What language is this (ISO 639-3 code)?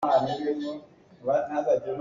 cnh